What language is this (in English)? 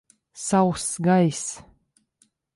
Latvian